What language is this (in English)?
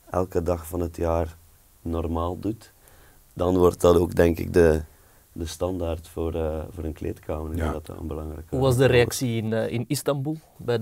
Dutch